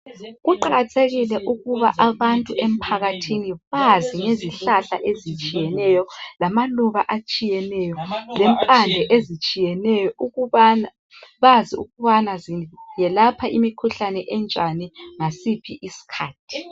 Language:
North Ndebele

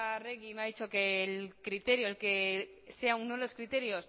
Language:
Spanish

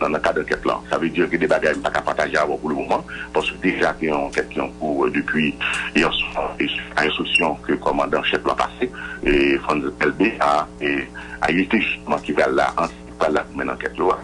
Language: French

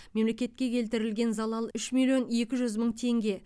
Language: Kazakh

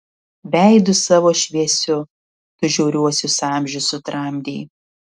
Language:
Lithuanian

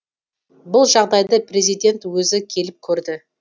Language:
Kazakh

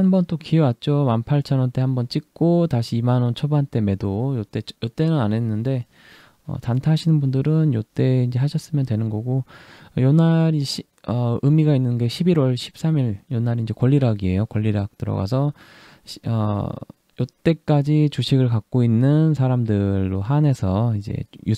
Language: Korean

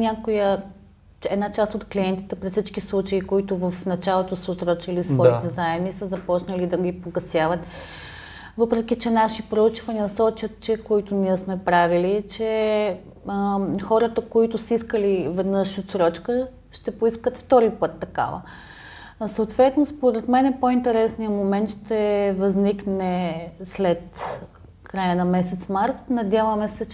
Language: Bulgarian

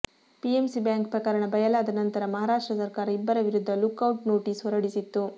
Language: Kannada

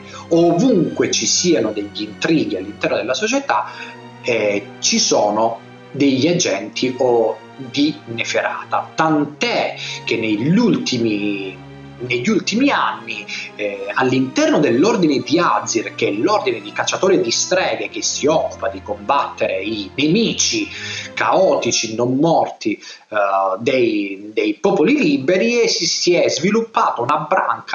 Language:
Italian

